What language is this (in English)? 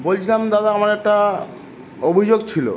Bangla